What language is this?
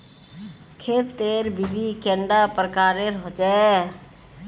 Magahi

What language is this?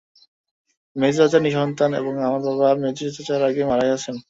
Bangla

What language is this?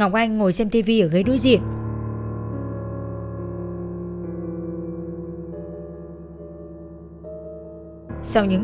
Vietnamese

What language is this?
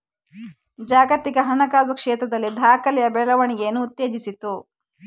Kannada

